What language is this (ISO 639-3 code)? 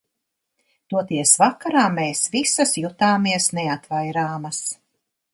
lav